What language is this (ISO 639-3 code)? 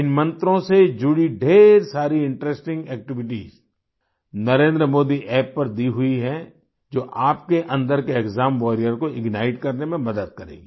hin